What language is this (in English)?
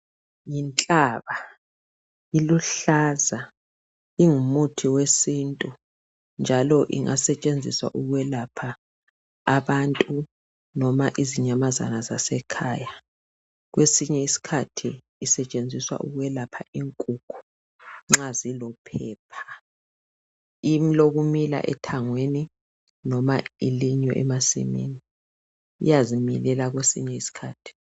North Ndebele